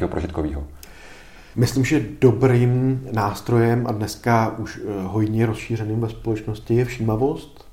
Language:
Czech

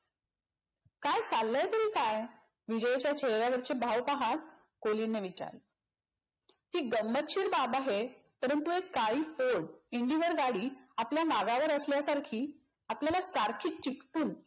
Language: Marathi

